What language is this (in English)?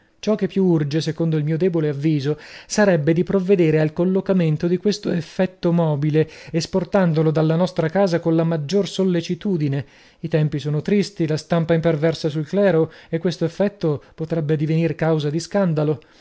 Italian